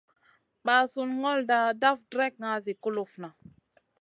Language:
Masana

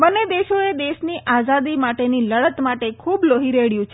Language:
Gujarati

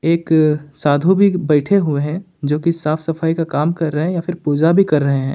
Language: Hindi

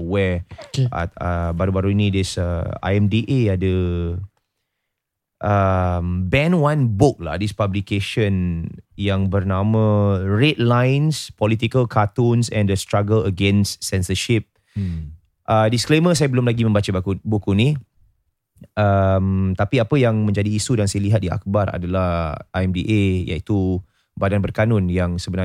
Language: Malay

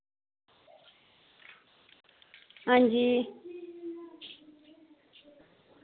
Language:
Dogri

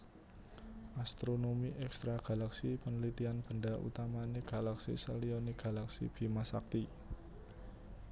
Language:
Javanese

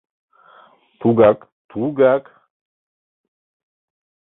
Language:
Mari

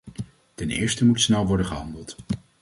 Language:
Dutch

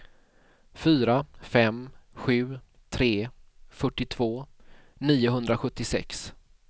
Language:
Swedish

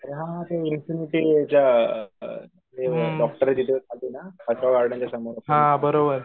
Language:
Marathi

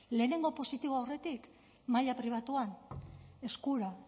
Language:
Basque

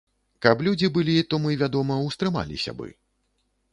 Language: Belarusian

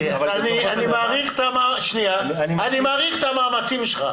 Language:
Hebrew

